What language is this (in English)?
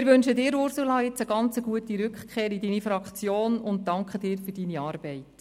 Swiss German